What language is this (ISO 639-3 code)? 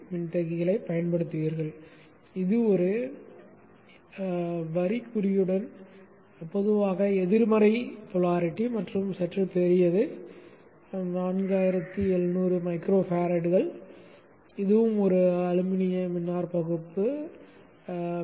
tam